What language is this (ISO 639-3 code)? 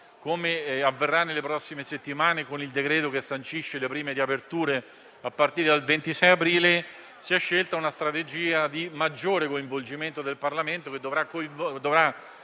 ita